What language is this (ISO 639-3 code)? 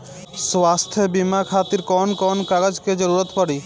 bho